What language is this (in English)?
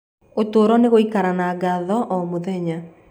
Kikuyu